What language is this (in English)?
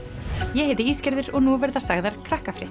Icelandic